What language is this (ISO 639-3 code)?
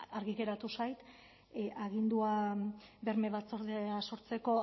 eus